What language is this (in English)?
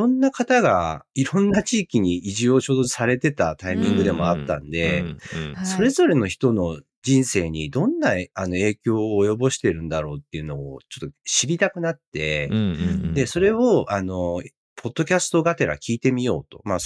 Japanese